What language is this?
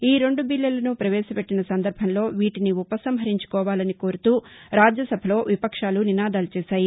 Telugu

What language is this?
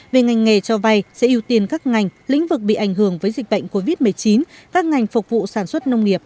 Vietnamese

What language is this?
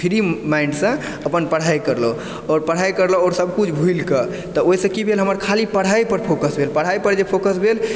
Maithili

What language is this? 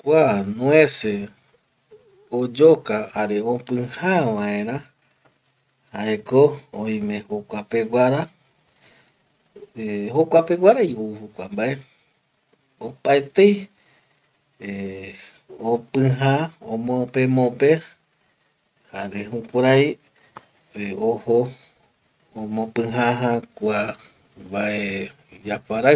Eastern Bolivian Guaraní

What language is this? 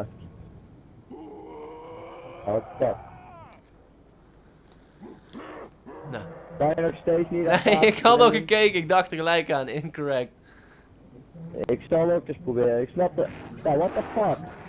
Dutch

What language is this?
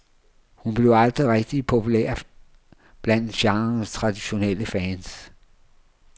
Danish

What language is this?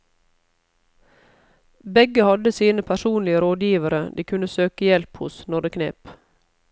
Norwegian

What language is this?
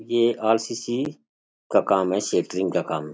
Rajasthani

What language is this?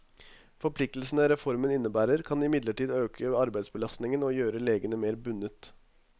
Norwegian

